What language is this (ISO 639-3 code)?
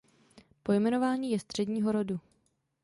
ces